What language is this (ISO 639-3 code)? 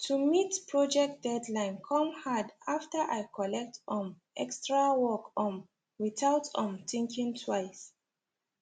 pcm